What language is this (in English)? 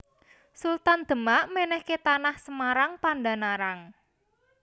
Javanese